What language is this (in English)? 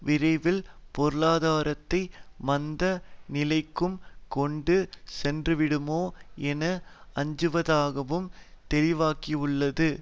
Tamil